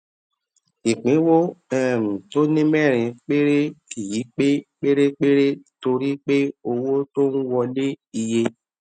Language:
Yoruba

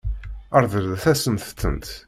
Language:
Kabyle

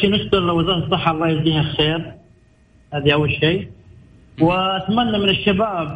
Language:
Arabic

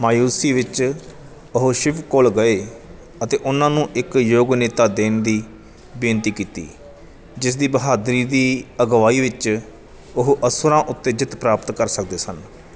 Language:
Punjabi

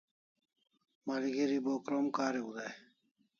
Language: Kalasha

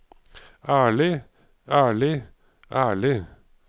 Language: Norwegian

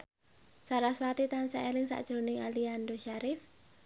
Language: Javanese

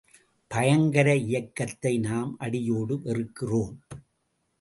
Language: Tamil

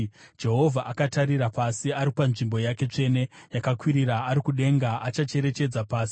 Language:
Shona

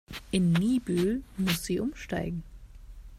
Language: German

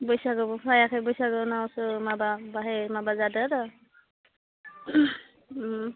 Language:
Bodo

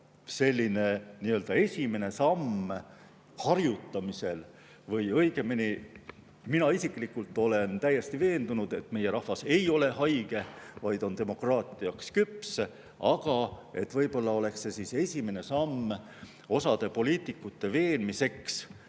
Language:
Estonian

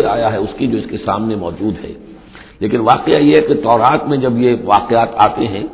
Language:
Urdu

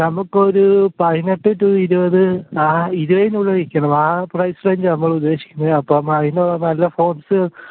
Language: Malayalam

